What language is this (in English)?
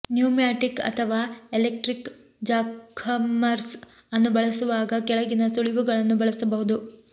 Kannada